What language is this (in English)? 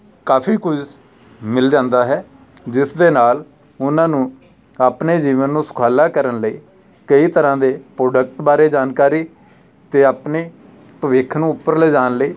Punjabi